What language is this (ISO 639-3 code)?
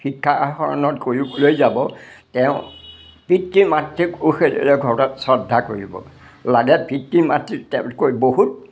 asm